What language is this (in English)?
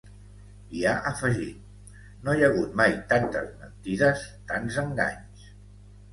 Catalan